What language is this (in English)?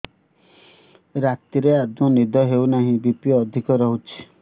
Odia